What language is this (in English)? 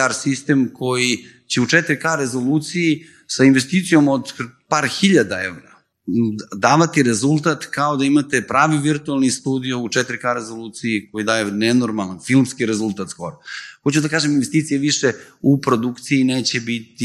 Croatian